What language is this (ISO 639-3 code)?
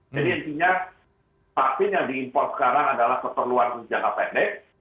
ind